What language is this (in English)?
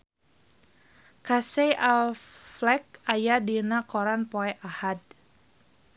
Sundanese